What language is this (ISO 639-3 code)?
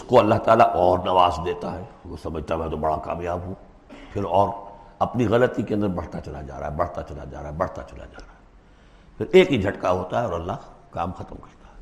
urd